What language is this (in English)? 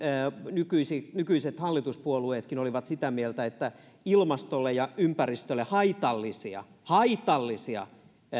Finnish